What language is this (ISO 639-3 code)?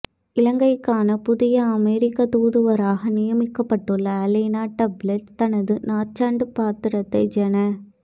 tam